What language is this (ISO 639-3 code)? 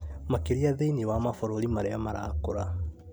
kik